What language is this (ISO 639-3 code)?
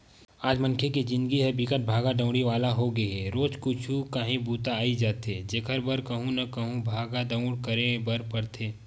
hne